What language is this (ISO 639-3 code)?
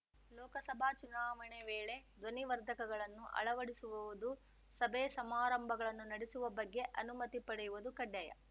kan